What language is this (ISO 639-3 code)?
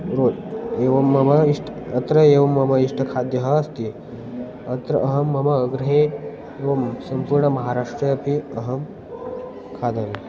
san